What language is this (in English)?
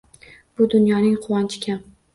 Uzbek